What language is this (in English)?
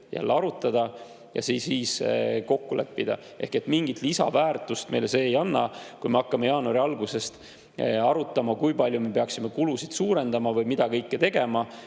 Estonian